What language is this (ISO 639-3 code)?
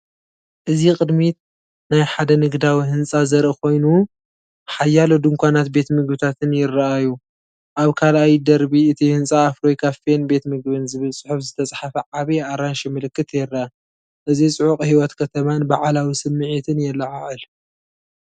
tir